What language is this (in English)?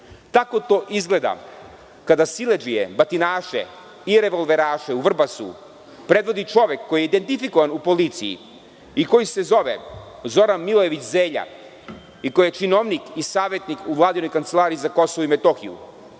Serbian